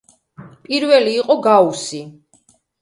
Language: Georgian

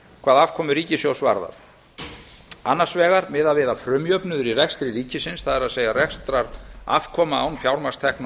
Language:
Icelandic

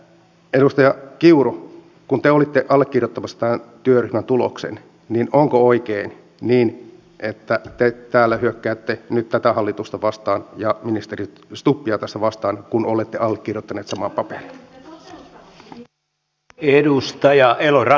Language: Finnish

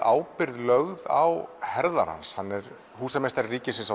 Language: Icelandic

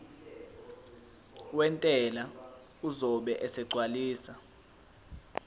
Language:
Zulu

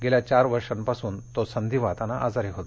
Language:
Marathi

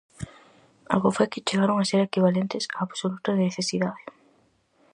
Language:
Galician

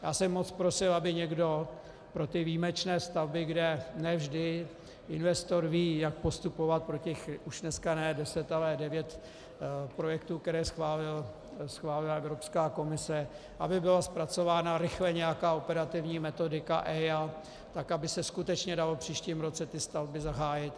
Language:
Czech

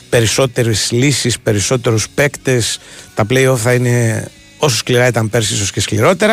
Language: Greek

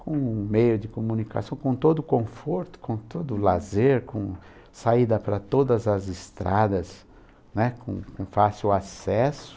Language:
Portuguese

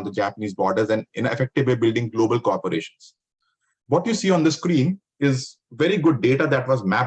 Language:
English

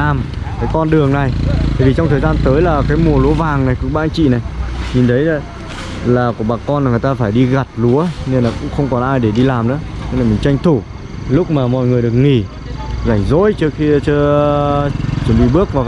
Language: Vietnamese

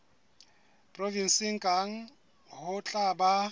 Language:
Southern Sotho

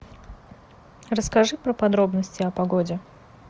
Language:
Russian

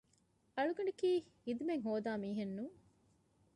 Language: Divehi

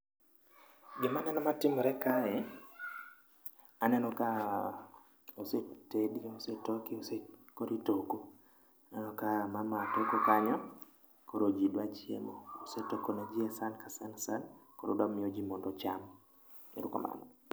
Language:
Luo (Kenya and Tanzania)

